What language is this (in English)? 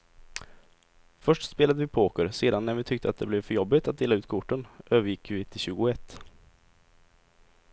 Swedish